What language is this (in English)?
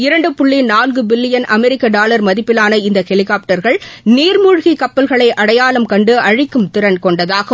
Tamil